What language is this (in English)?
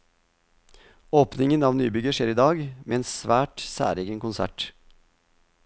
Norwegian